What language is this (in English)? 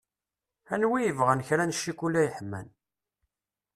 Kabyle